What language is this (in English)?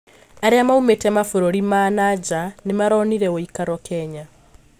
Kikuyu